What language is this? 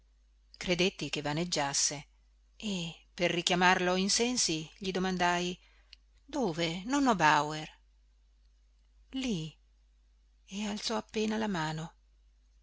Italian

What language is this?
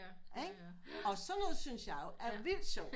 Danish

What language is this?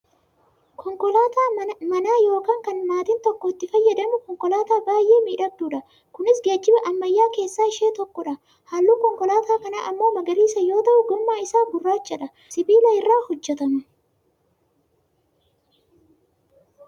Oromo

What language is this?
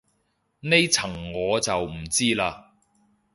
Cantonese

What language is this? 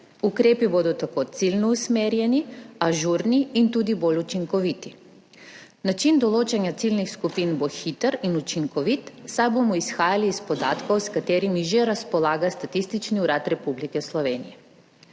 Slovenian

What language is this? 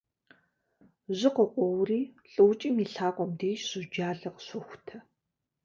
Kabardian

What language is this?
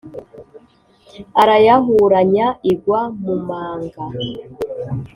Kinyarwanda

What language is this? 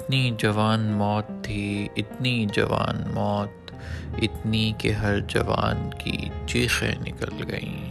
Urdu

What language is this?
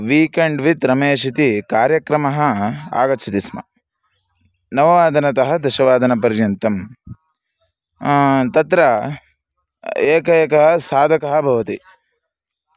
Sanskrit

